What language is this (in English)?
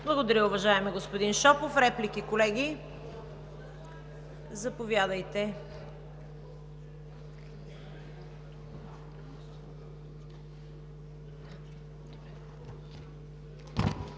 Bulgarian